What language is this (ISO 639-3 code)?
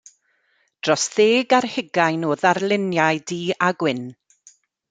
cym